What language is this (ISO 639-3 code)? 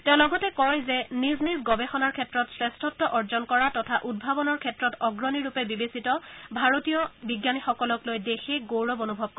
asm